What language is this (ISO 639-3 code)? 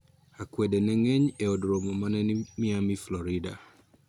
luo